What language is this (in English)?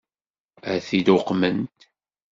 Kabyle